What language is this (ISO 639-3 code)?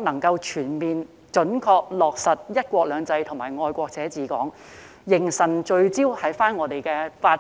yue